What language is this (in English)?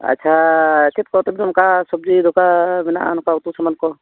Santali